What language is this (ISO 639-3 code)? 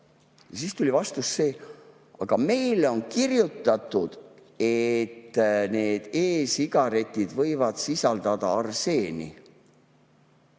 est